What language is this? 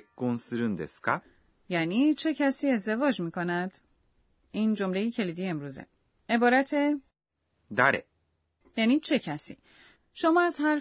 Persian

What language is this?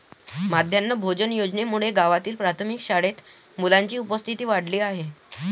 Marathi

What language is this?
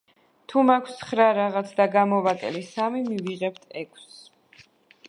Georgian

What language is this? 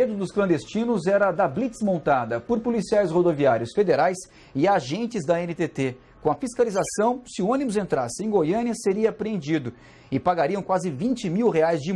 Portuguese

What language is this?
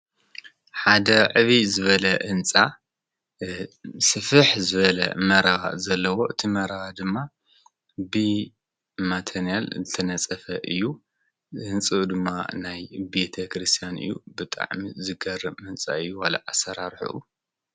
Tigrinya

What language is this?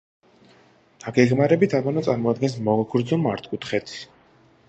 Georgian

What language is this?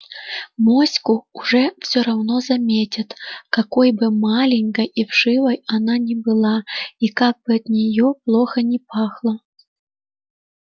Russian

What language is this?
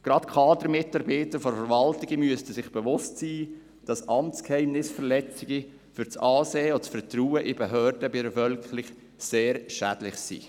Swiss German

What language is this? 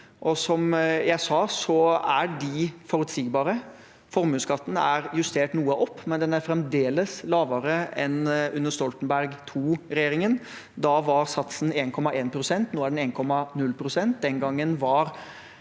Norwegian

